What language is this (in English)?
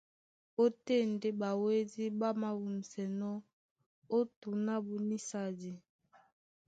Duala